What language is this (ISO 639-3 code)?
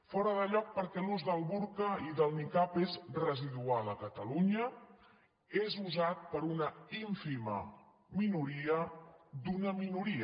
cat